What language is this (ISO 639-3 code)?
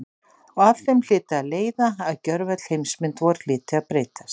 isl